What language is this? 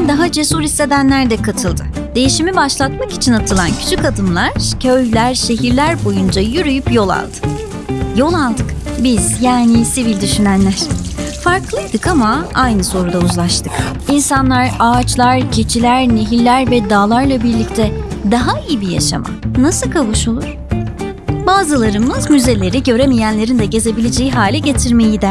Turkish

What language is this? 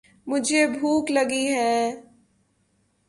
Urdu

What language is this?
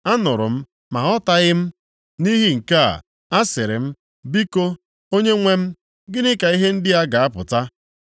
Igbo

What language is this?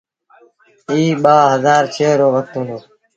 Sindhi Bhil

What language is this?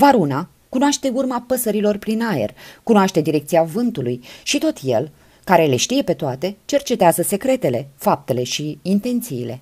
Romanian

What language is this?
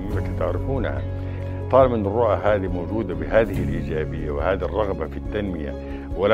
Arabic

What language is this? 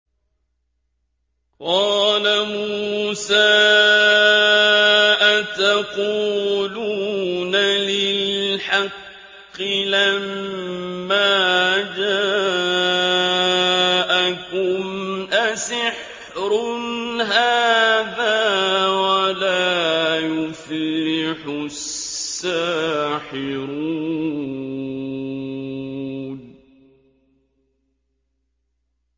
Arabic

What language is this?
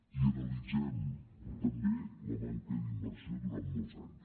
Catalan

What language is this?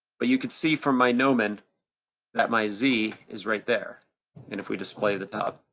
English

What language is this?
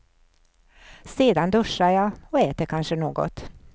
Swedish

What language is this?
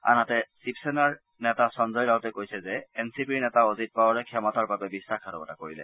Assamese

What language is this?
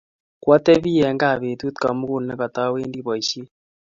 Kalenjin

